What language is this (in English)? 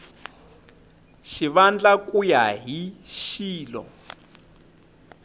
Tsonga